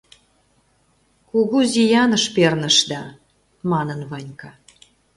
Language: Mari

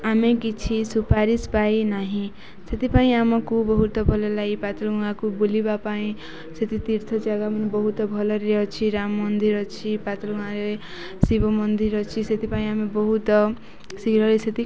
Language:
Odia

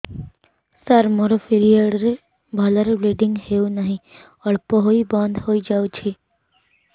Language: Odia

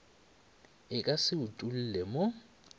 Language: Northern Sotho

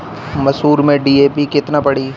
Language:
Bhojpuri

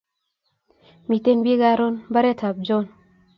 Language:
Kalenjin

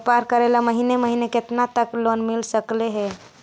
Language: Magahi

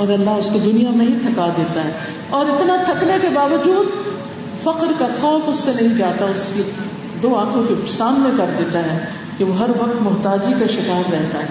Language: Urdu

